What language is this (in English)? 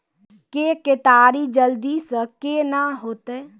Maithili